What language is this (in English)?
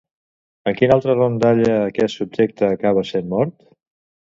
Catalan